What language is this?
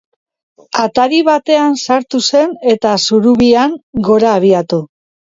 Basque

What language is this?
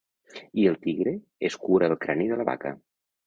Catalan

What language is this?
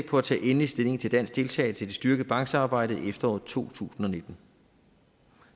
Danish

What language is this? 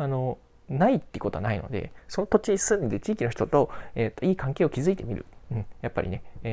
Japanese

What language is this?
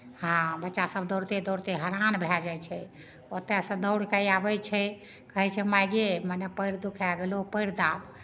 Maithili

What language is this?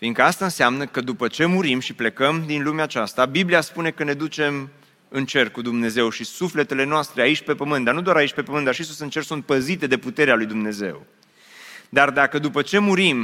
Romanian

